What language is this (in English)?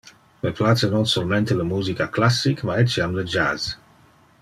Interlingua